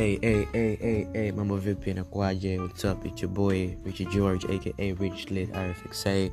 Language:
Swahili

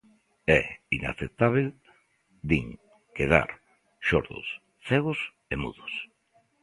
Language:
Galician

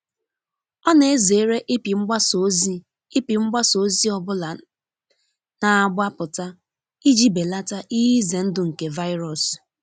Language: Igbo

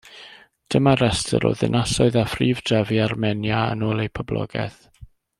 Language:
Welsh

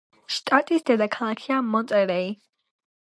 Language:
Georgian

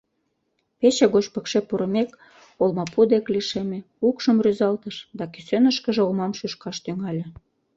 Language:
Mari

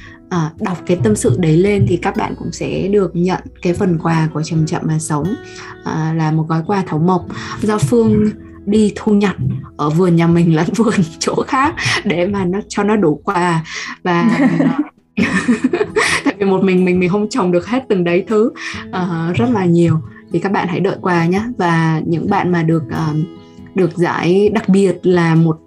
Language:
Vietnamese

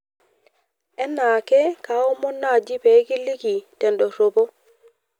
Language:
Masai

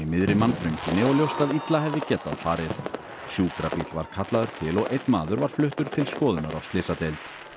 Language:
Icelandic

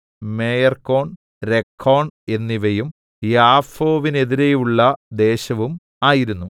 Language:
Malayalam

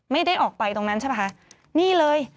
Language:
Thai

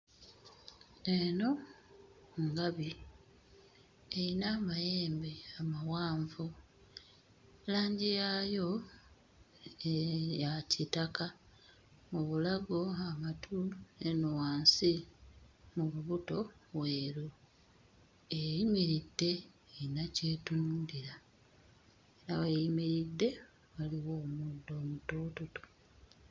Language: Ganda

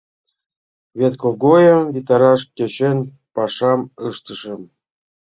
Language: Mari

